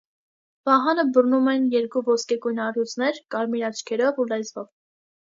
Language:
Armenian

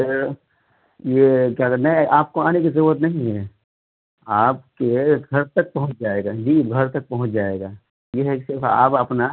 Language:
Urdu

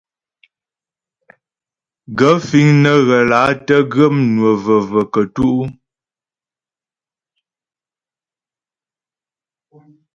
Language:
Ghomala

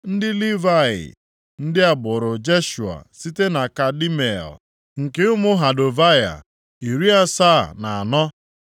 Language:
Igbo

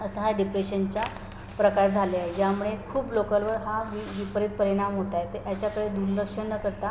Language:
Marathi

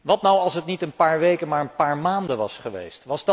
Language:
Dutch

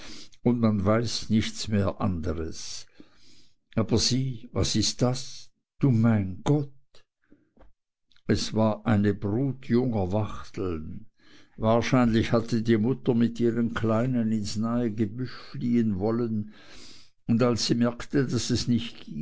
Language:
German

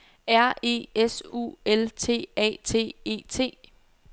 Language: Danish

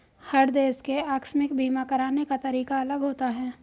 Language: Hindi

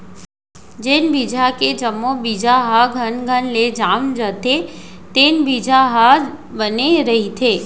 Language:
Chhattisgarhi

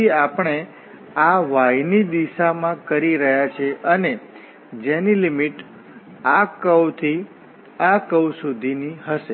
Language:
Gujarati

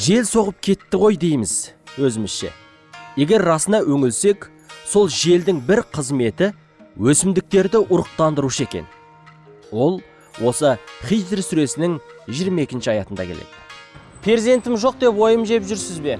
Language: Turkish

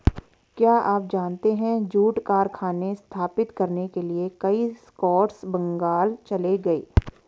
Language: Hindi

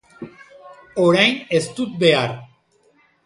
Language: Basque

